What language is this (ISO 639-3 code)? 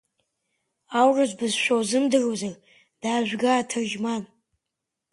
abk